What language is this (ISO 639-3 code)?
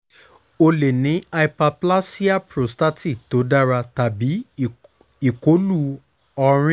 yor